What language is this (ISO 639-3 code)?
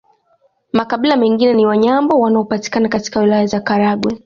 swa